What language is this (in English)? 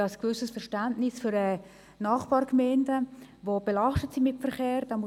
Swiss German